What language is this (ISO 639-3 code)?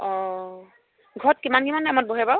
asm